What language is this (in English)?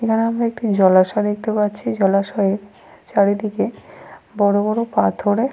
Bangla